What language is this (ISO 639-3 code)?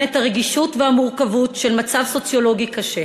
heb